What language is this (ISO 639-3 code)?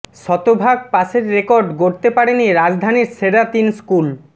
ben